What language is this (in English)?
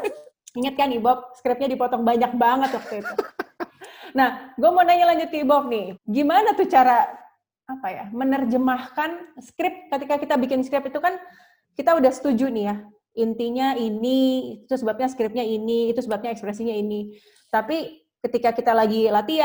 Indonesian